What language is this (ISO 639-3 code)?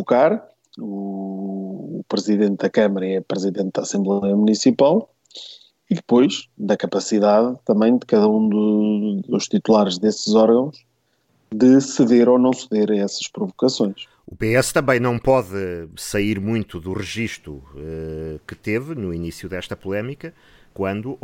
por